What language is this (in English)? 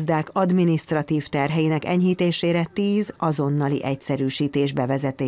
Hungarian